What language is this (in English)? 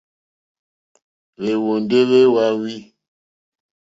Mokpwe